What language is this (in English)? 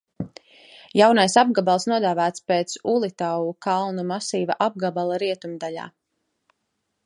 Latvian